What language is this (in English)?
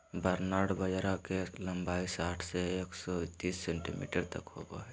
Magahi